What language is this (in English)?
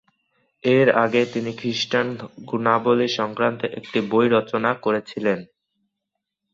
Bangla